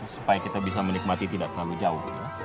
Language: Indonesian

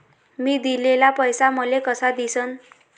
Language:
Marathi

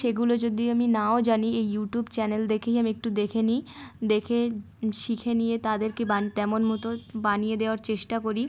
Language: Bangla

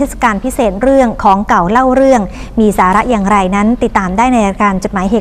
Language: Thai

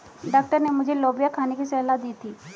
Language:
Hindi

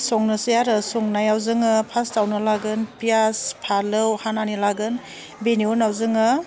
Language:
Bodo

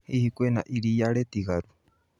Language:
Kikuyu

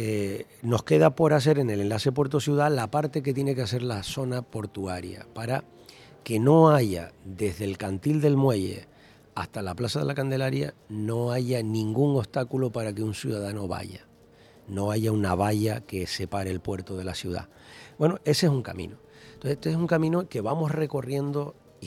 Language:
Spanish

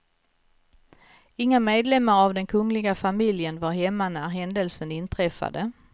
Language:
Swedish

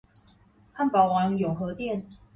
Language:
Chinese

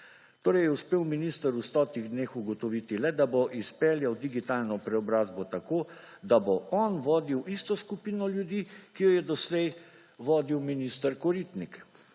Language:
Slovenian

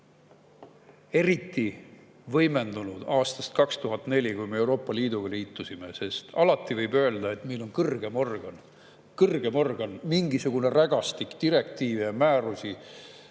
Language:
Estonian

